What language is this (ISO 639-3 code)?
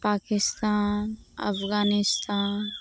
sat